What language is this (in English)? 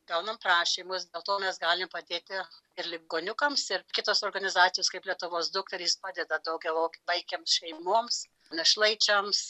Lithuanian